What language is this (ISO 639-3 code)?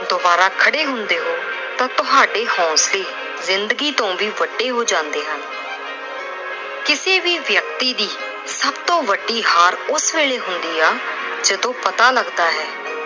pan